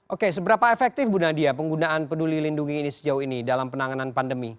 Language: Indonesian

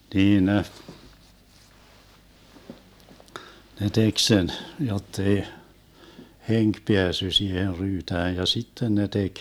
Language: Finnish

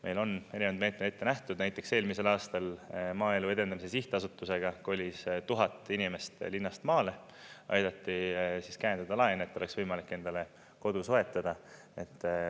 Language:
Estonian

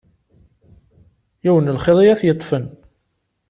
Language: Kabyle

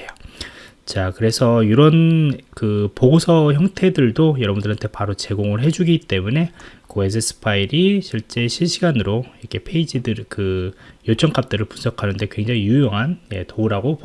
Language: Korean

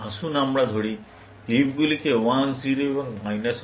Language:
Bangla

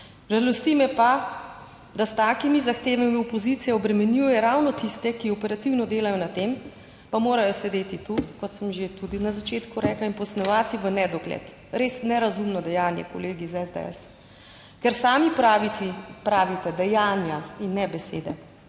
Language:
Slovenian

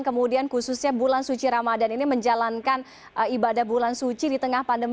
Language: Indonesian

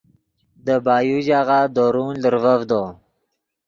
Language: Yidgha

